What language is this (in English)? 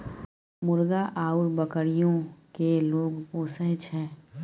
Maithili